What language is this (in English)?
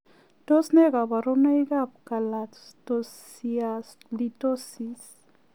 Kalenjin